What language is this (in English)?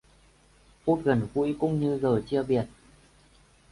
Vietnamese